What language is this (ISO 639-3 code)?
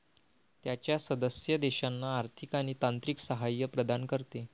mar